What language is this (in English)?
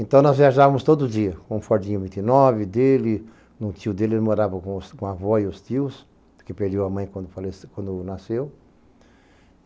Portuguese